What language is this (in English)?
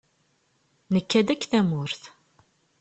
Kabyle